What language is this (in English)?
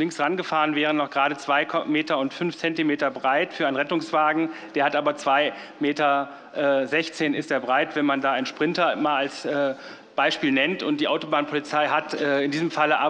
German